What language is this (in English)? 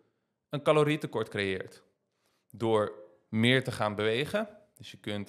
Dutch